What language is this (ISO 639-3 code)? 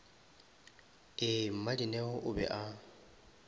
nso